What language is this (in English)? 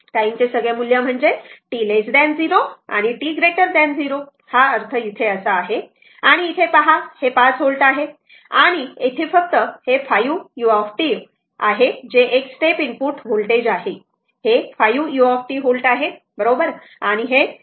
Marathi